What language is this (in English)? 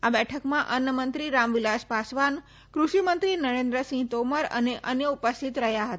Gujarati